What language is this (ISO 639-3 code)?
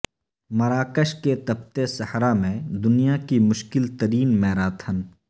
urd